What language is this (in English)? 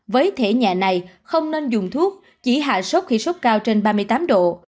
Vietnamese